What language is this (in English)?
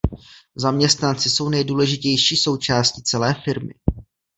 Czech